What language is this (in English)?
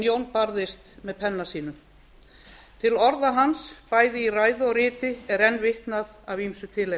Icelandic